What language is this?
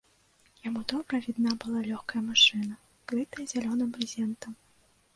Belarusian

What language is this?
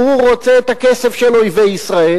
Hebrew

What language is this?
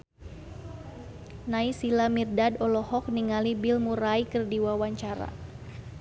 Sundanese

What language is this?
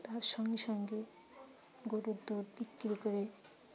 Bangla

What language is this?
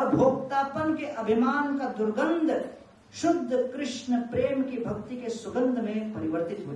Hindi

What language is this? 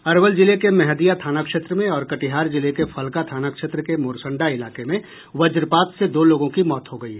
Hindi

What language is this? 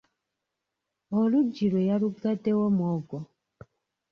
Ganda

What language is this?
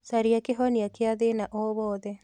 Kikuyu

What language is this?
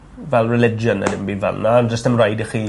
Welsh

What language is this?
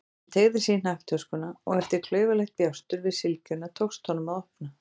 Icelandic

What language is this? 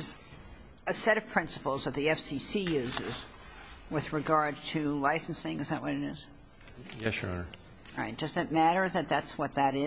English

